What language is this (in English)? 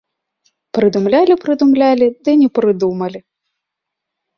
Belarusian